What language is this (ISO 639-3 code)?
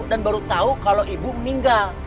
ind